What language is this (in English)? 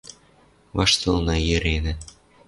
Western Mari